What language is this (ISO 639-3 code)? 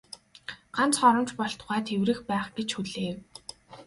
mon